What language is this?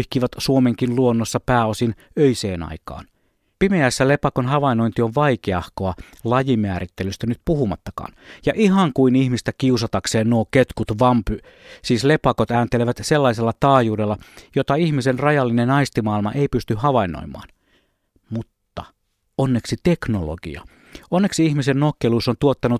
Finnish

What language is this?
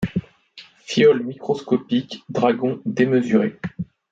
French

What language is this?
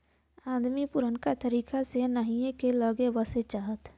Bhojpuri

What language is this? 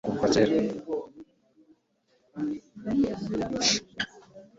Kinyarwanda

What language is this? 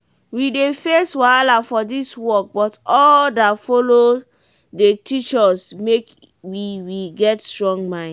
Nigerian Pidgin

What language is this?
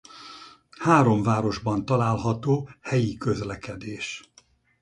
Hungarian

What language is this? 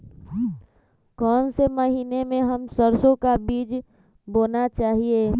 Magahi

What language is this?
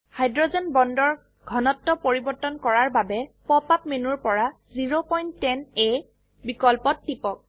Assamese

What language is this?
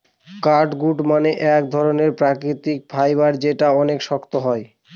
Bangla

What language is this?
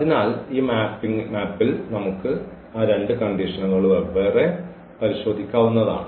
Malayalam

